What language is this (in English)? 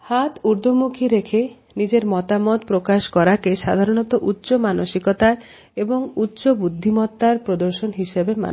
Bangla